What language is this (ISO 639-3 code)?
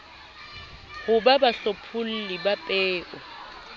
sot